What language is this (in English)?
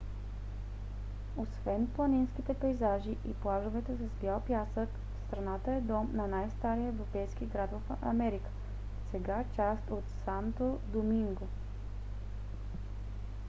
Bulgarian